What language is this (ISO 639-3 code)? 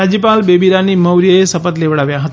guj